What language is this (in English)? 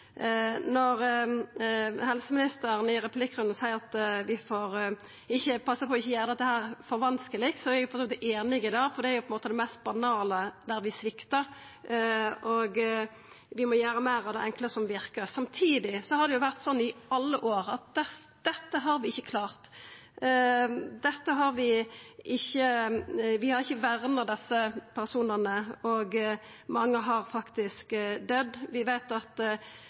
Norwegian Nynorsk